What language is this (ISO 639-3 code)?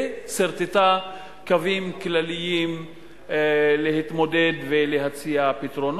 heb